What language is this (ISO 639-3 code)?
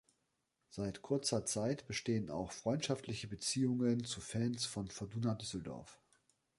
deu